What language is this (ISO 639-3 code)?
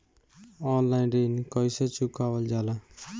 bho